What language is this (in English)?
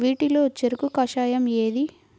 Telugu